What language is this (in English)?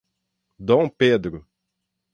Portuguese